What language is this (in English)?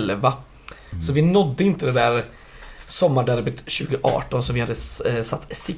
Swedish